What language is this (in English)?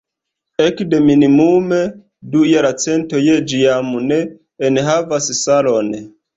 Esperanto